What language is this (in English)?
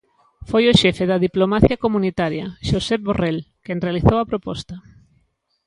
Galician